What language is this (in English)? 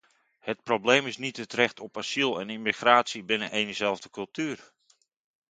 Dutch